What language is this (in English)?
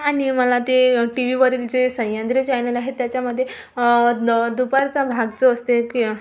Marathi